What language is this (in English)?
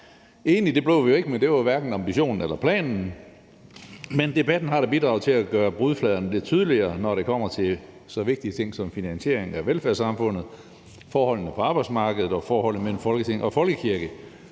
Danish